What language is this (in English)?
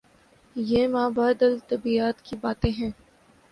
Urdu